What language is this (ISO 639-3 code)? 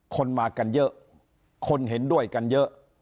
tha